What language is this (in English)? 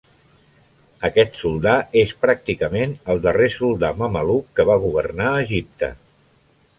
Catalan